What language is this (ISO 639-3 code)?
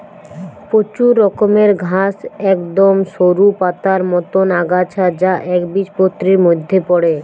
ben